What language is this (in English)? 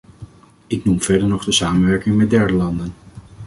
Dutch